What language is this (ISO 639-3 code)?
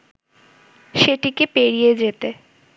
ben